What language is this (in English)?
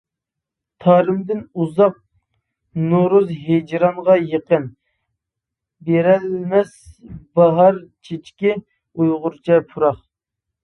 Uyghur